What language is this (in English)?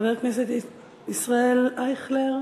Hebrew